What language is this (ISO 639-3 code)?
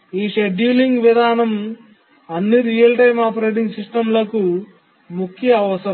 tel